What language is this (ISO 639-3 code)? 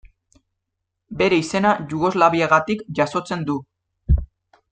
eus